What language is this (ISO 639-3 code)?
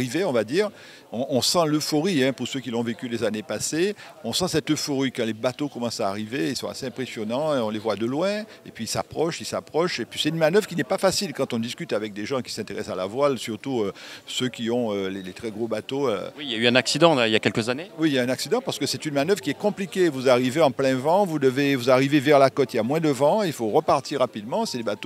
fra